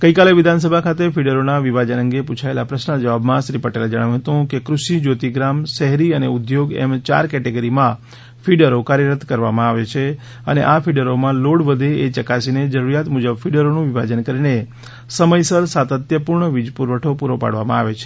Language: Gujarati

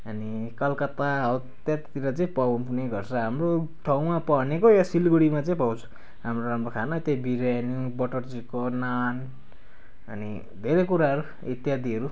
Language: Nepali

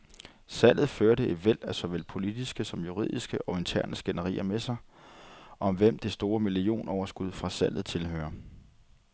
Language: Danish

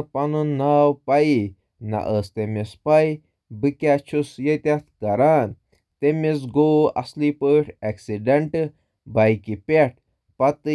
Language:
Kashmiri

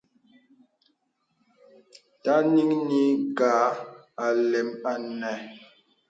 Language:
Bebele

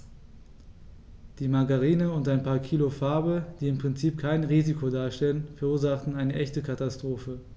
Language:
German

